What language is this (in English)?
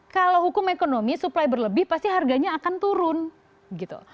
Indonesian